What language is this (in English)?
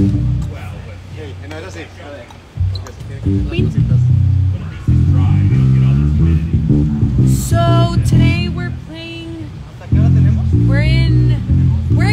Spanish